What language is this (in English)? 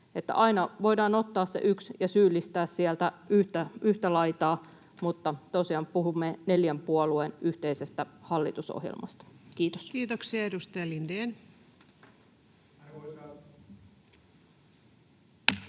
Finnish